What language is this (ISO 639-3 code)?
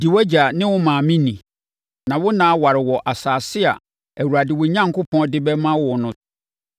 aka